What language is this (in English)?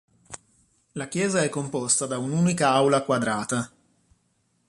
Italian